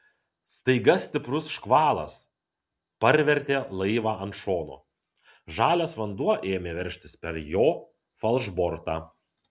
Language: Lithuanian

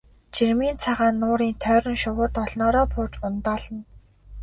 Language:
Mongolian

